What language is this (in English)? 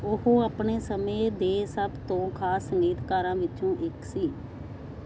Punjabi